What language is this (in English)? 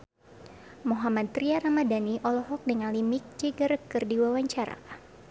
Sundanese